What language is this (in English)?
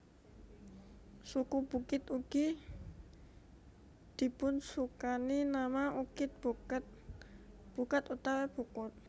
Javanese